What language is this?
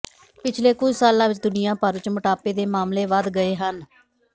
Punjabi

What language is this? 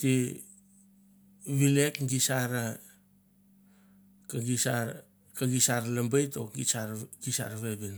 Mandara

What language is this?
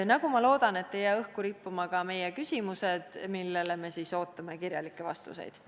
Estonian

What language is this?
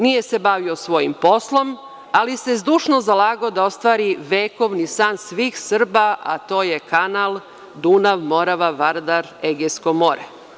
Serbian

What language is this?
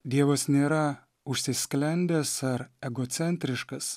Lithuanian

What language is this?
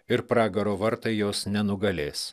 Lithuanian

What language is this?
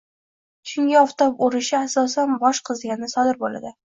Uzbek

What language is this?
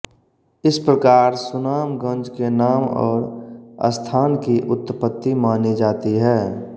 Hindi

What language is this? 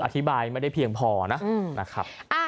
Thai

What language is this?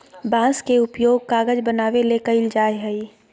Magahi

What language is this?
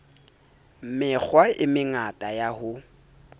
Southern Sotho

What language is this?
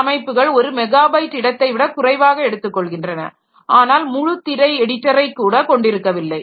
Tamil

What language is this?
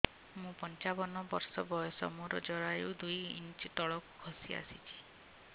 Odia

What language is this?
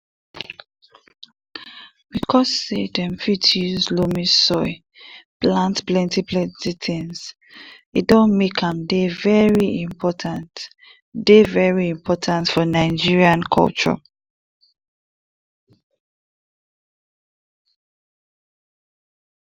Nigerian Pidgin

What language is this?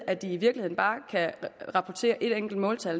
Danish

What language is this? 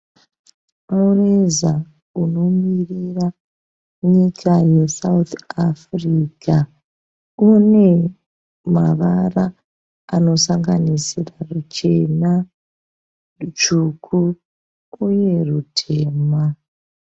Shona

